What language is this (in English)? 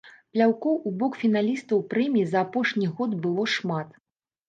Belarusian